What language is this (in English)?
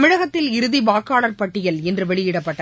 Tamil